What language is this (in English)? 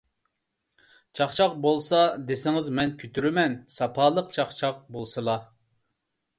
Uyghur